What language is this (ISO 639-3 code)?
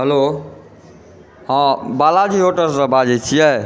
mai